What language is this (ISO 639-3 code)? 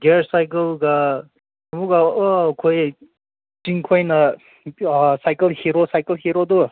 mni